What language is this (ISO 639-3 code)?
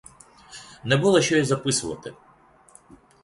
ukr